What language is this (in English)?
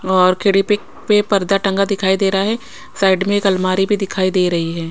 Hindi